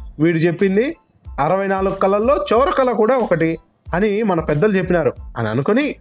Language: Telugu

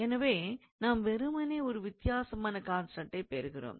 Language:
Tamil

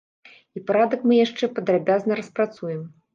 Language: Belarusian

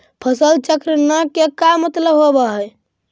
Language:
Magahi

